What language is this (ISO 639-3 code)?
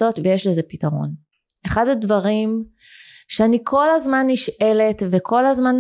heb